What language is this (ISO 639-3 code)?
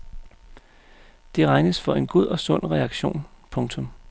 dan